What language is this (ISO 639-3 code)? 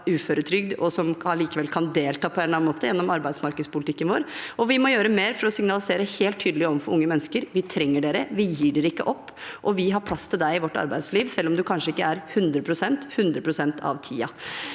nor